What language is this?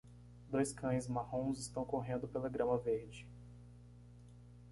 Portuguese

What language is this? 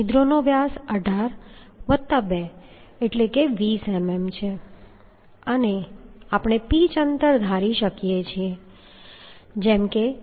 Gujarati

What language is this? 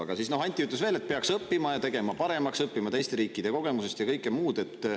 Estonian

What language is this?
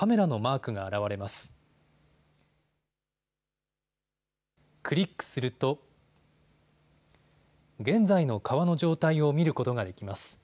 Japanese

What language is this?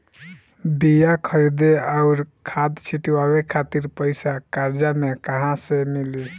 Bhojpuri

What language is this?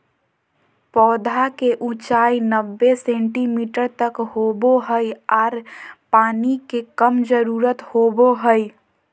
Magahi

